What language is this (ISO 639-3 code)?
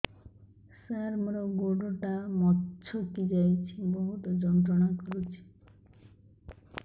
ori